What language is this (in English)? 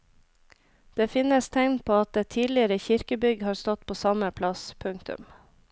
Norwegian